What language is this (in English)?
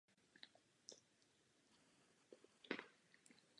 Czech